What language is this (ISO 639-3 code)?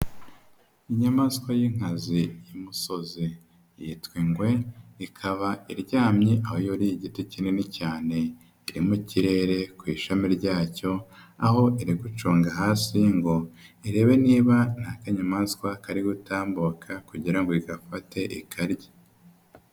kin